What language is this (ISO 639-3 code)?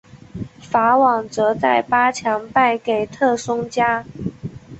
zho